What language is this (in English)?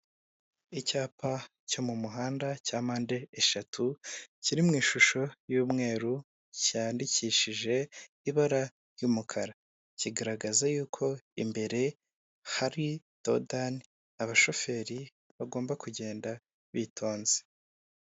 Kinyarwanda